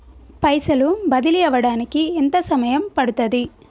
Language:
Telugu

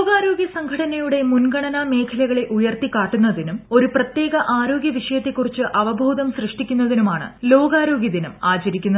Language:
Malayalam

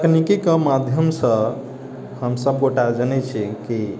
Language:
Maithili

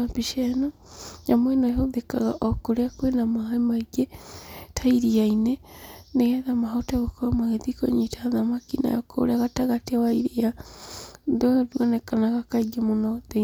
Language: Kikuyu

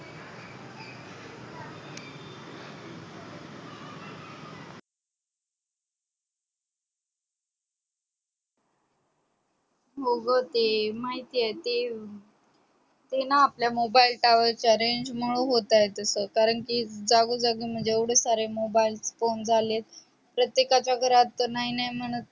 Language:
Marathi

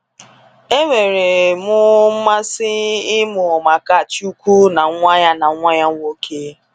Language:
Igbo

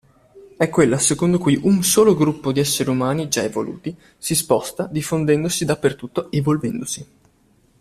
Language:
Italian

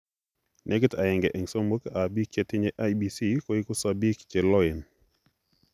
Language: Kalenjin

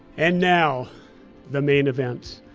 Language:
English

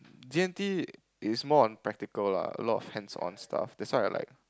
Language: English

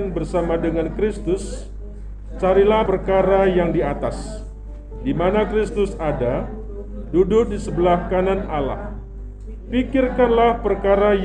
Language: Indonesian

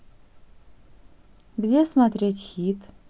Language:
Russian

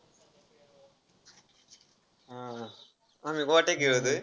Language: Marathi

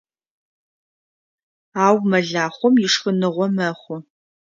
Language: Adyghe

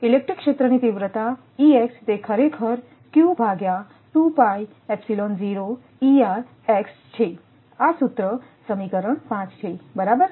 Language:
Gujarati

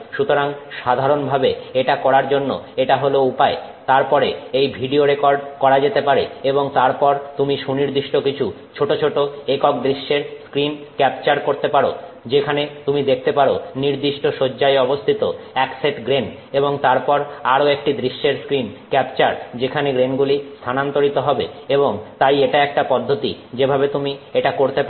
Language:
Bangla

